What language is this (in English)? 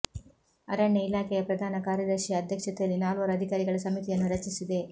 Kannada